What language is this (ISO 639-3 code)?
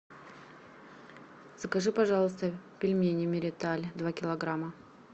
rus